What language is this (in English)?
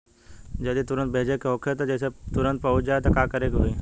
Bhojpuri